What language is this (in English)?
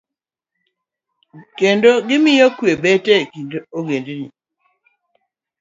Luo (Kenya and Tanzania)